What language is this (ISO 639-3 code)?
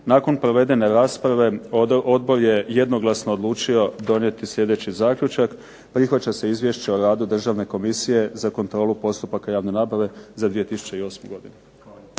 hrv